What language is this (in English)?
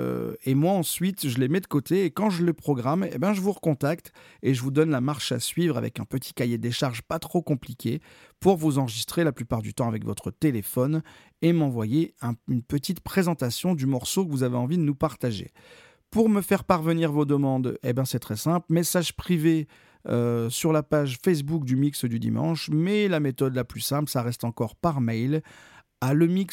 French